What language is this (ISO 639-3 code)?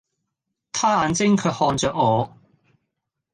yue